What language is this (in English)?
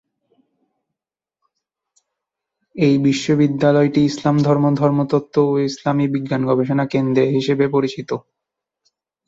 Bangla